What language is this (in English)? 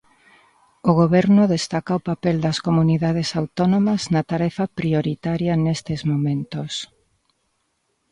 Galician